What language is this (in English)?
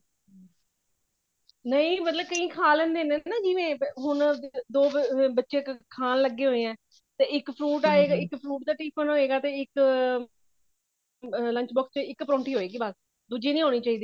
Punjabi